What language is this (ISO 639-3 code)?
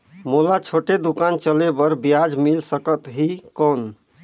hne